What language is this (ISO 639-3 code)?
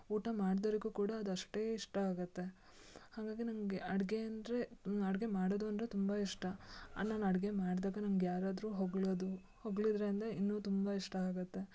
kan